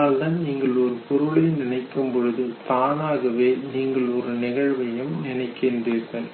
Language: Tamil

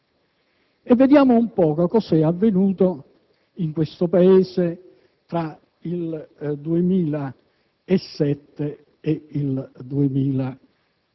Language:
Italian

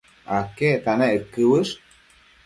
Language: Matsés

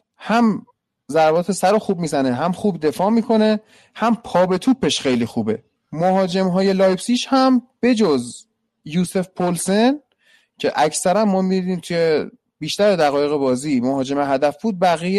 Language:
Persian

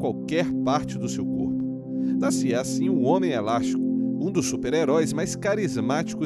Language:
Portuguese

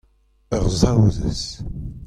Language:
Breton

